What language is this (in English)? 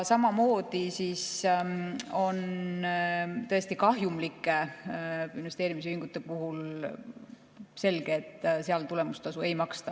Estonian